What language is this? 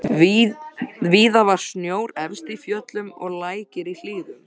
Icelandic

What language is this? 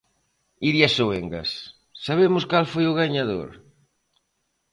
Galician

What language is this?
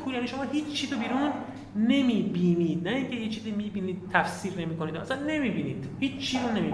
Persian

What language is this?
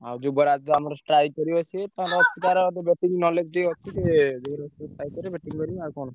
Odia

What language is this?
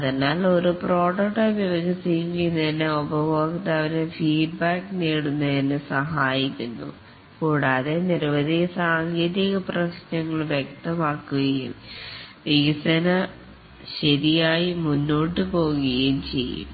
Malayalam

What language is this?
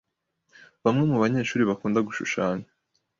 Kinyarwanda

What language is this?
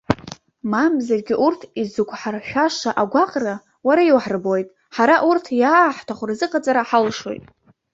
Abkhazian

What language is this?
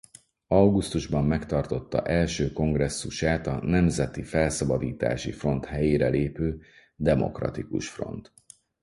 Hungarian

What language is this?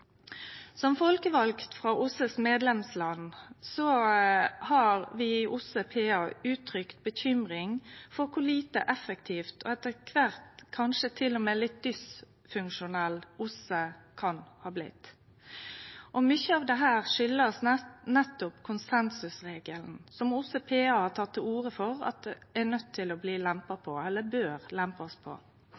Norwegian Nynorsk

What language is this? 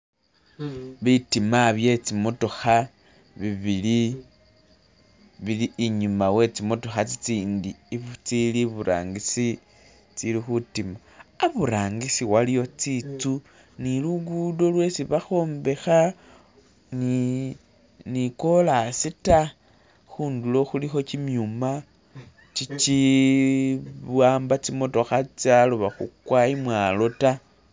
Masaaba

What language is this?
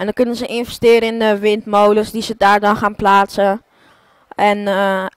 Dutch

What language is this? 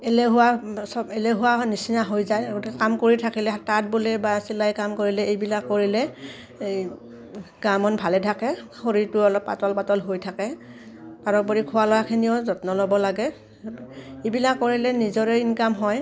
Assamese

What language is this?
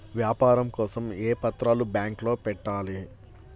Telugu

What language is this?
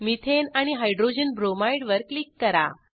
Marathi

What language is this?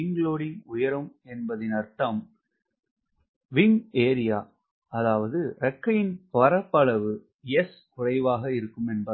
Tamil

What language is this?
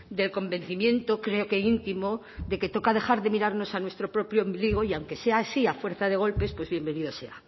Spanish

